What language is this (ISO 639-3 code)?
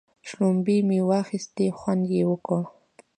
pus